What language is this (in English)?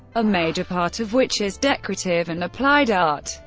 English